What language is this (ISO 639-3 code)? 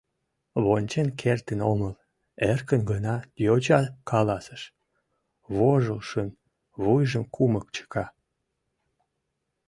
chm